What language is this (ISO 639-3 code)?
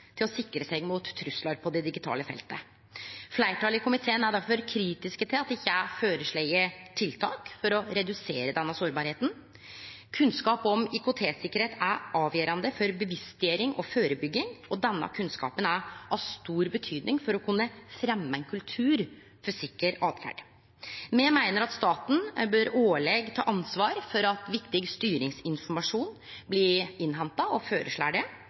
nno